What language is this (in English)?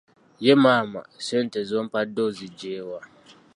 Ganda